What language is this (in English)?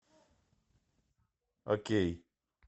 Russian